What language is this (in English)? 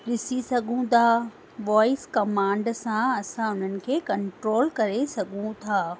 Sindhi